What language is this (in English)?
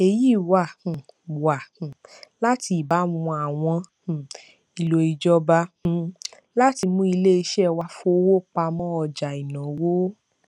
Yoruba